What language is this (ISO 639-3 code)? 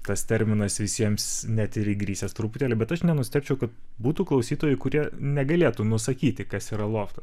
lit